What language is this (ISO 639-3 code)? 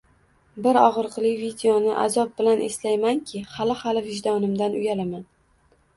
uzb